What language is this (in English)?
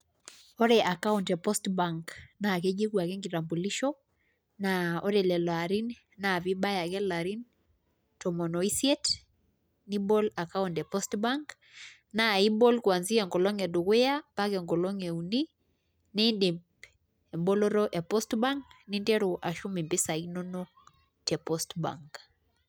Masai